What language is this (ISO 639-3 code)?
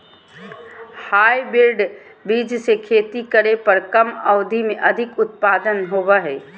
mag